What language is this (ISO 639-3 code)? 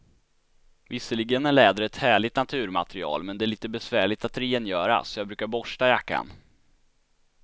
swe